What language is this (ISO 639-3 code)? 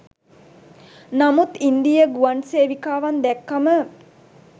sin